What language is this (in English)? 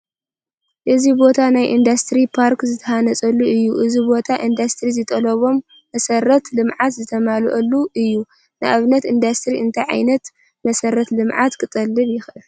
Tigrinya